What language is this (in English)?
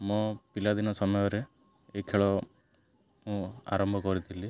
Odia